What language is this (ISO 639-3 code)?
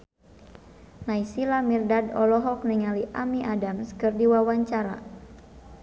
sun